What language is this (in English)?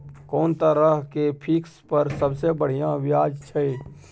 Maithili